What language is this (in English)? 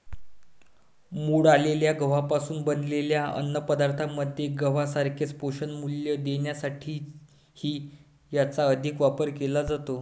Marathi